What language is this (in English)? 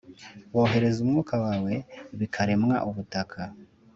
Kinyarwanda